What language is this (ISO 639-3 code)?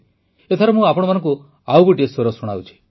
ori